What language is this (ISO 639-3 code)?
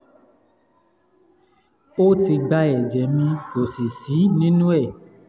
yor